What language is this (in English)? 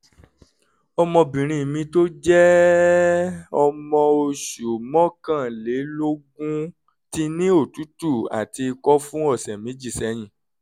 Yoruba